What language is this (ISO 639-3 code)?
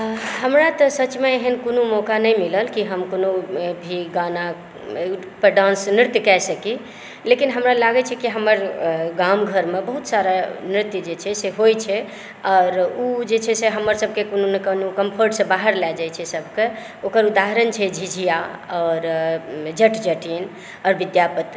mai